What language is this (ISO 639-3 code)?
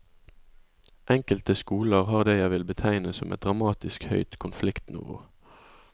nor